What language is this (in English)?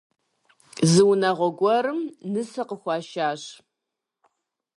Kabardian